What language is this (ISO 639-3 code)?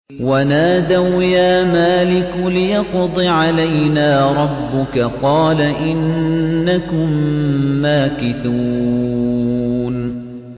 ara